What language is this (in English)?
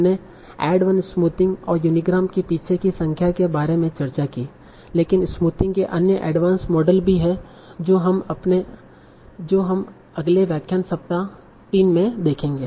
Hindi